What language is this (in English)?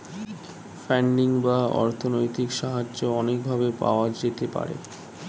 Bangla